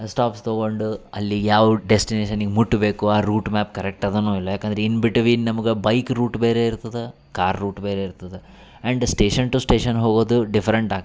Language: Kannada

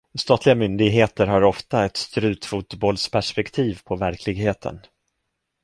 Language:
Swedish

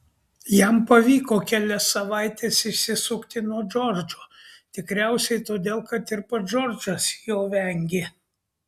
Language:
Lithuanian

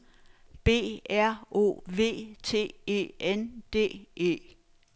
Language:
Danish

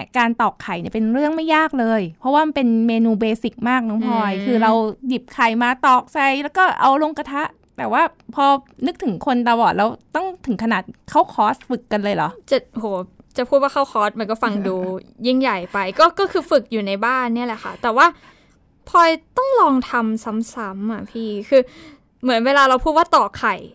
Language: Thai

